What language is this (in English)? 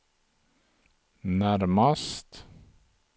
Swedish